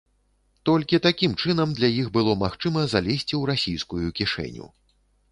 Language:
Belarusian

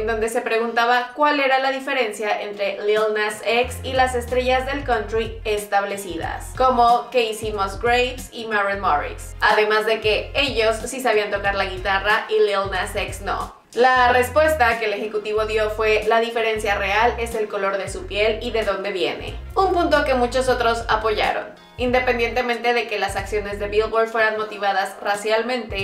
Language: Spanish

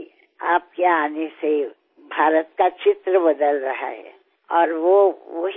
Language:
Telugu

